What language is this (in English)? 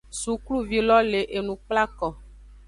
Aja (Benin)